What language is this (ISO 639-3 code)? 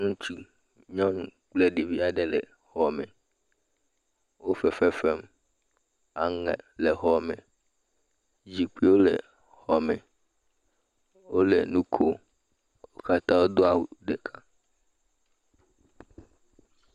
ewe